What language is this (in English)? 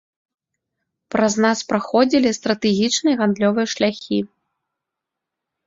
Belarusian